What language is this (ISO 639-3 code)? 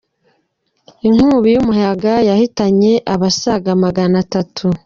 kin